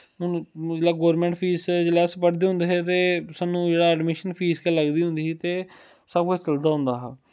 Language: Dogri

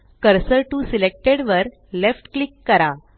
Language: Marathi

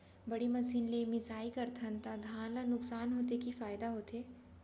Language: Chhattisgarhi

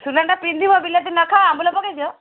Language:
Odia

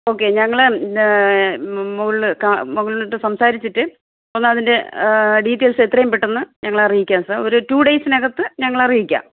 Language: Malayalam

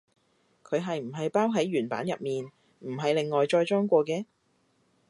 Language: Cantonese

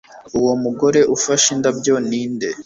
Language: Kinyarwanda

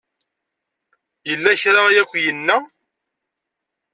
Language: Kabyle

